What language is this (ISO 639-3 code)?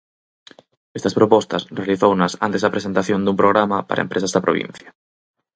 glg